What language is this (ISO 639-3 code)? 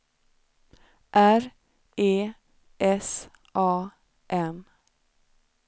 swe